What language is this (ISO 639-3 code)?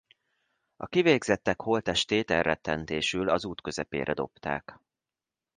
hun